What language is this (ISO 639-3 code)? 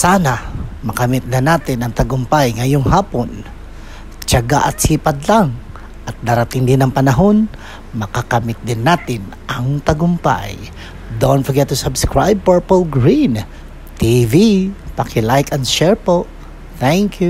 fil